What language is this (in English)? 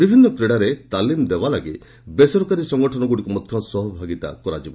Odia